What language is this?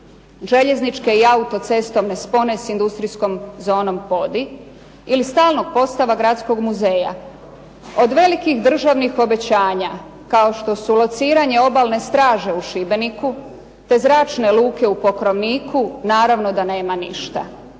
Croatian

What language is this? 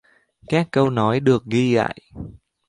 Vietnamese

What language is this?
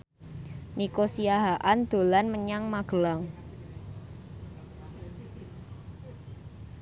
Javanese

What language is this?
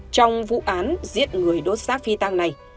Vietnamese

